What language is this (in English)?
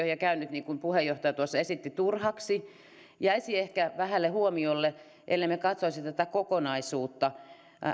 Finnish